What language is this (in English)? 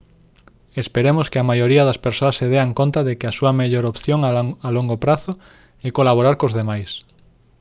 Galician